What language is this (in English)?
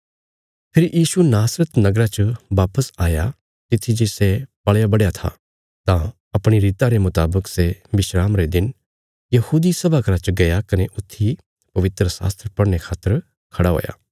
Bilaspuri